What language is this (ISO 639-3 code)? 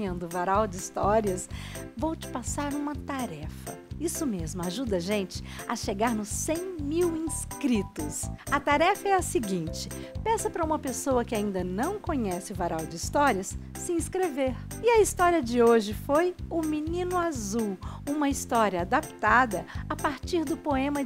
por